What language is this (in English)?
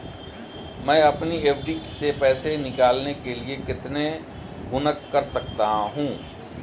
Hindi